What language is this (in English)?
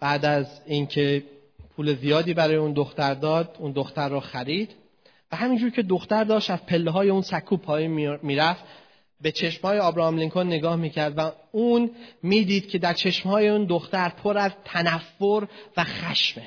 Persian